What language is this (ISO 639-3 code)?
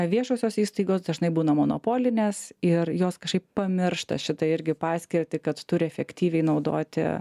lit